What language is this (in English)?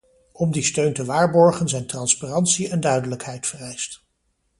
Dutch